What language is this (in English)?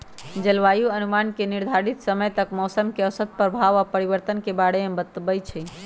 Magahi